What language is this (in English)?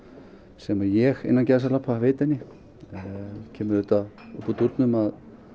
Icelandic